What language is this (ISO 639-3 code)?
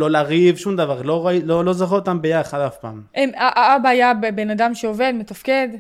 heb